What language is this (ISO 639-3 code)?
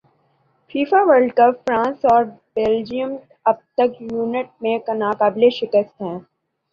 urd